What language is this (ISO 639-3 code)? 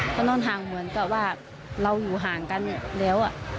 tha